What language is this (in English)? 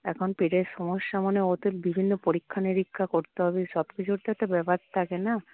Bangla